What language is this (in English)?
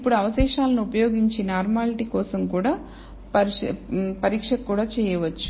Telugu